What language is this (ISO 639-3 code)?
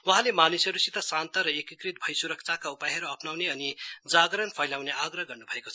nep